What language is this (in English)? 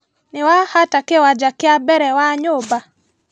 Kikuyu